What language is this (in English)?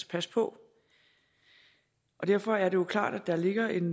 Danish